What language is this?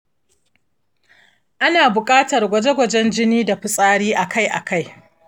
Hausa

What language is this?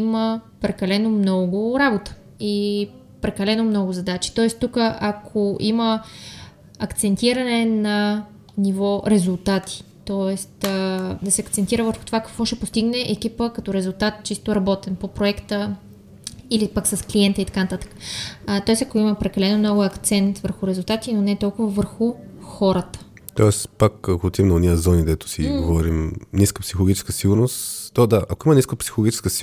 Bulgarian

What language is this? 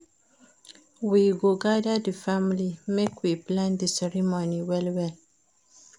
Nigerian Pidgin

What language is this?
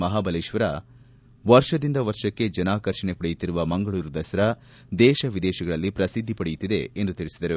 Kannada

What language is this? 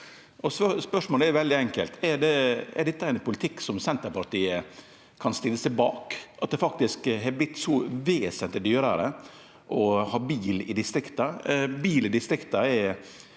Norwegian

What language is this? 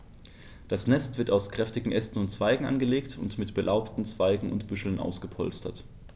German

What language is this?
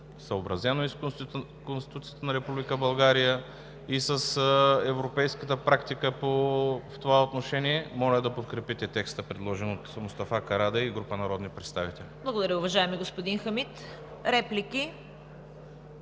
Bulgarian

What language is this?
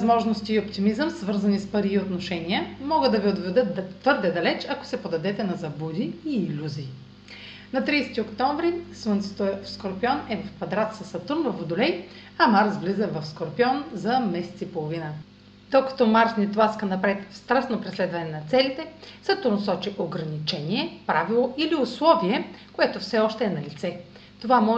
Bulgarian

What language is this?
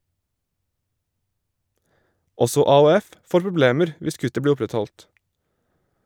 Norwegian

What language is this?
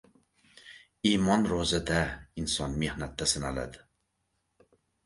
Uzbek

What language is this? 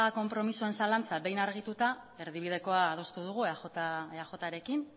Basque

